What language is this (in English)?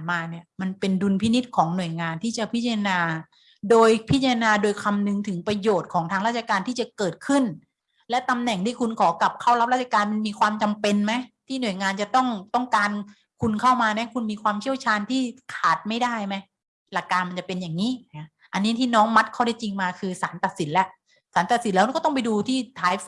Thai